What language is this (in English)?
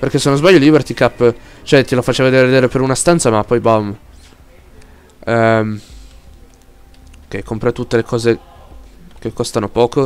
Italian